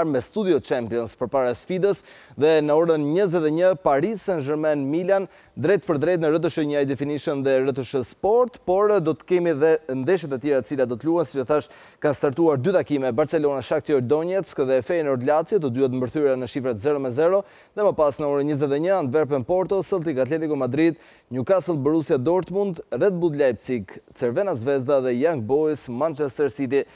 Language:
Romanian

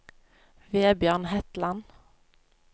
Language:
Norwegian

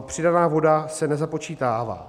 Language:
Czech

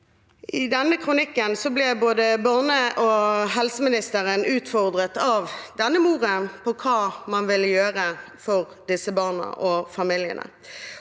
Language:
Norwegian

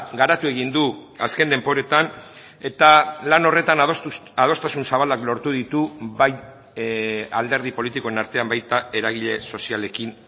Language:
Basque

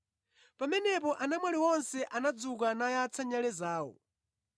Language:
Nyanja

